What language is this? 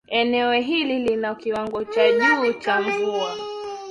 Swahili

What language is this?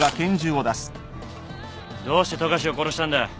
Japanese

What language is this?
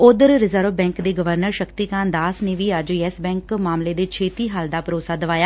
Punjabi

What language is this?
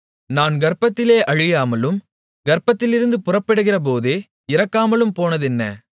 Tamil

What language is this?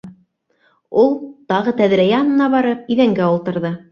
Bashkir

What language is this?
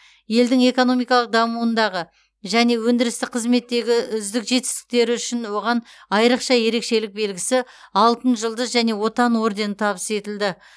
Kazakh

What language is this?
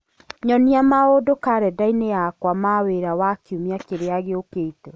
Kikuyu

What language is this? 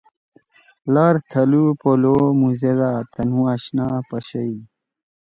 Torwali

